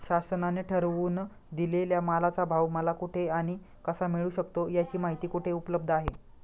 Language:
Marathi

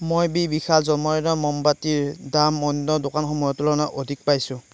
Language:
Assamese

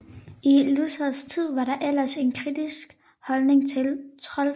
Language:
Danish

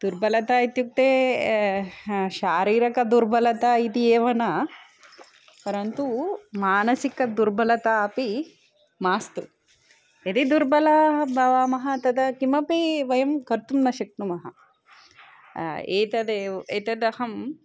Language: Sanskrit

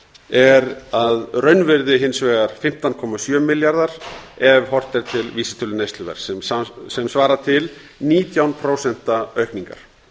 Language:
Icelandic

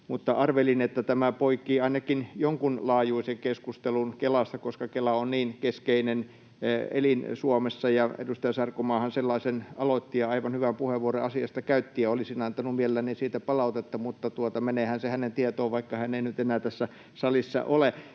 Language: Finnish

